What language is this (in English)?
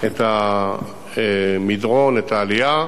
Hebrew